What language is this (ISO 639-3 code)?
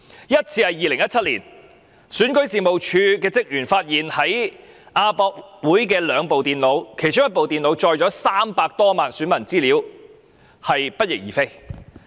yue